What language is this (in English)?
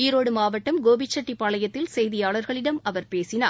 Tamil